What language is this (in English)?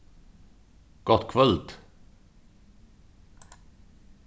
Faroese